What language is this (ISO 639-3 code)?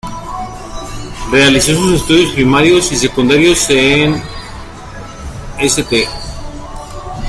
spa